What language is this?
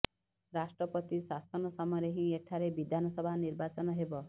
Odia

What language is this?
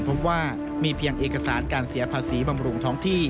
Thai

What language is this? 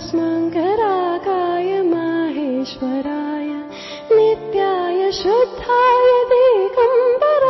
Urdu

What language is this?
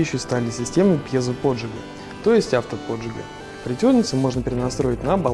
Russian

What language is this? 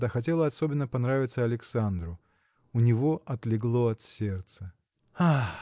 Russian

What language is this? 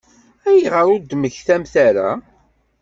Kabyle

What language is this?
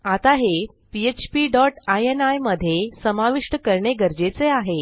Marathi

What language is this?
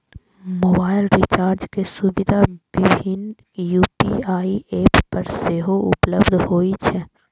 Maithili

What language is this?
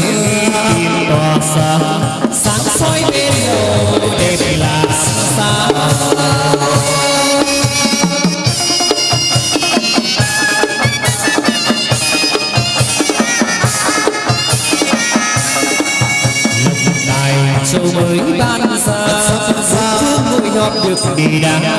Indonesian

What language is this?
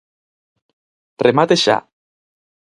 Galician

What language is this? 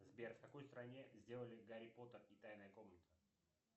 Russian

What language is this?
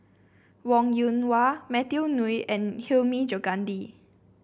English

